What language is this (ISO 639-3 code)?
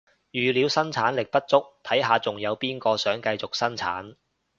yue